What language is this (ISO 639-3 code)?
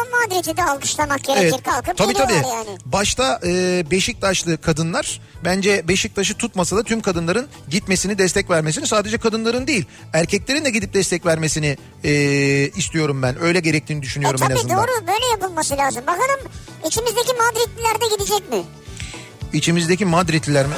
tur